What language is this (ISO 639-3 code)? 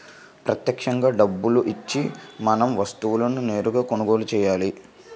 tel